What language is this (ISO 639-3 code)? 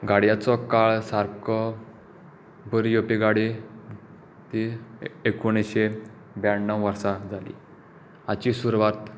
kok